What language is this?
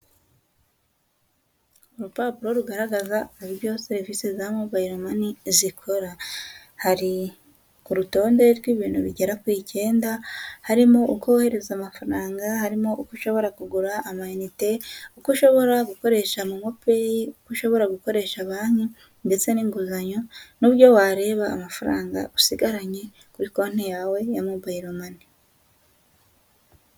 Kinyarwanda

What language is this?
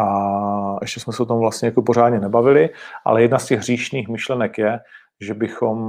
Czech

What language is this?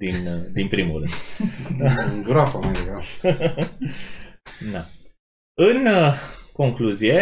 Romanian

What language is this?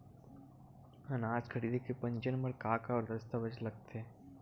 Chhattisgarhi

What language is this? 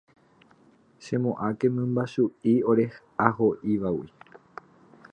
Guarani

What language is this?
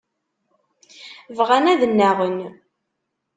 Kabyle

